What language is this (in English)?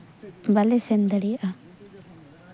Santali